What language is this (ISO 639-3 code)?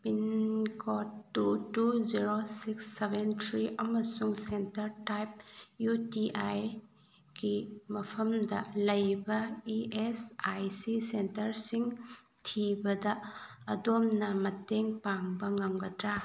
mni